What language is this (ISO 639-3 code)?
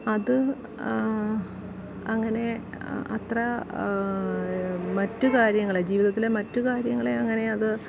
mal